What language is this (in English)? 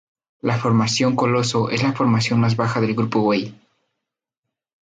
Spanish